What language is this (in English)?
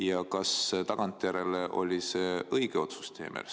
Estonian